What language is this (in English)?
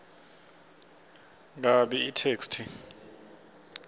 Swati